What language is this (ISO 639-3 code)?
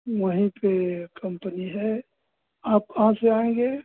hin